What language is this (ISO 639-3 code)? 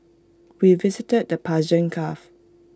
eng